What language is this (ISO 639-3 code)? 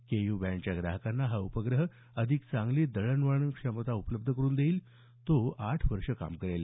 mar